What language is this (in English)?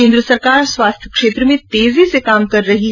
Hindi